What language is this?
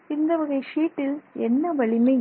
Tamil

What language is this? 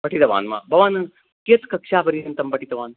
Sanskrit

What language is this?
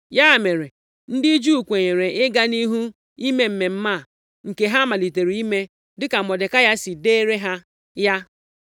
Igbo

